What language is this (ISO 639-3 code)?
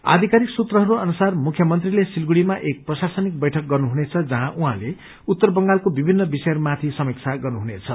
nep